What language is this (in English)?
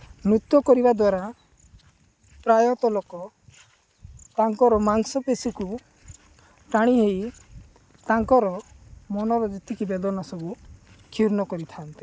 Odia